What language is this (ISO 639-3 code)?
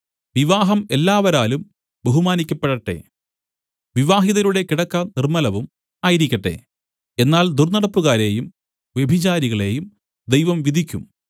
mal